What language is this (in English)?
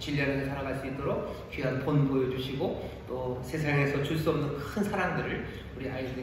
Korean